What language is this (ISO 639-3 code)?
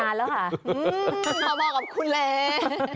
tha